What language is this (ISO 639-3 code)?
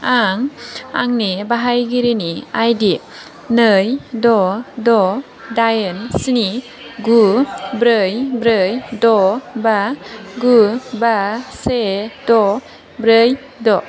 brx